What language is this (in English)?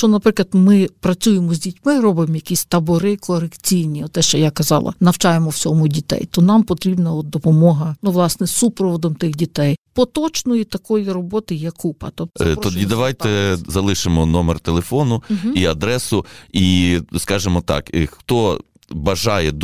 Ukrainian